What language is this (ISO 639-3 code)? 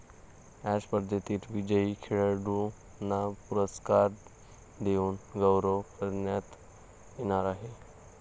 mar